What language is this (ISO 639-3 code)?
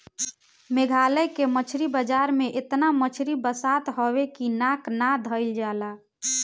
bho